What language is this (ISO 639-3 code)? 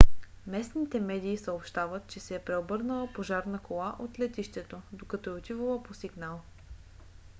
bul